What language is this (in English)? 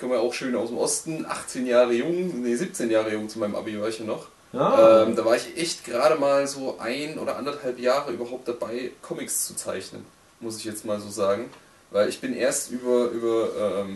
German